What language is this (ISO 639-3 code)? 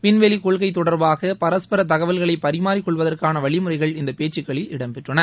tam